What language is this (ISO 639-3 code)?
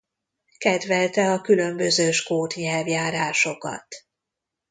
hun